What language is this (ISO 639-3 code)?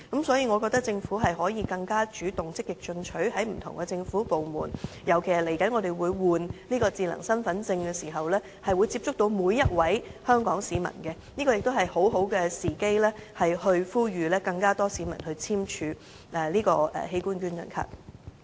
yue